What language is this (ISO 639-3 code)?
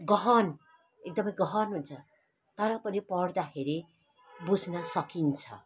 nep